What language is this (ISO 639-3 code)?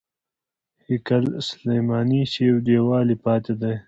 pus